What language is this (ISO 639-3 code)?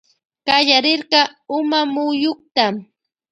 qvj